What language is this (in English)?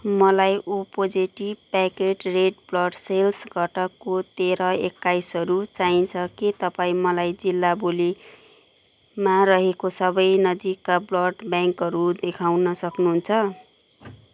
Nepali